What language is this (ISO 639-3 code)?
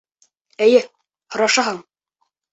bak